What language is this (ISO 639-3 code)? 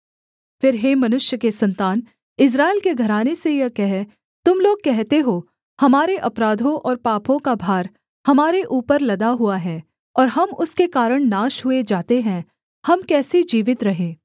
hin